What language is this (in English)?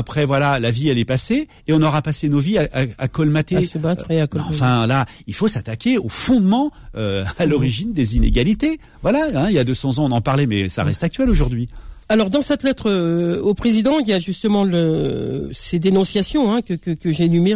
French